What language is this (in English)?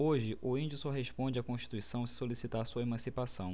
Portuguese